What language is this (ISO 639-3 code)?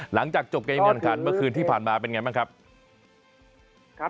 tha